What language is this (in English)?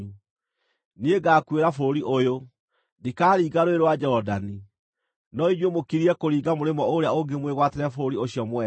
Kikuyu